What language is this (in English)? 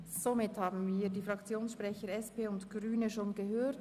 Swiss German